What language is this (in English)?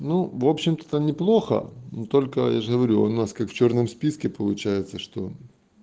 Russian